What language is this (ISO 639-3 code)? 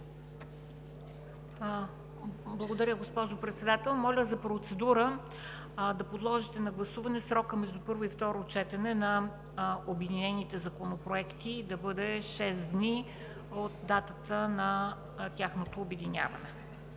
bul